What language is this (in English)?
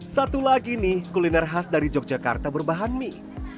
Indonesian